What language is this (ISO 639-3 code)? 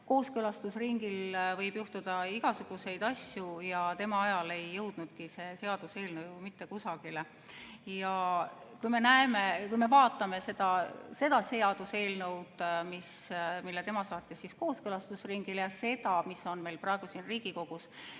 est